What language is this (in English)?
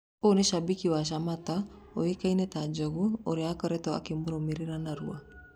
Kikuyu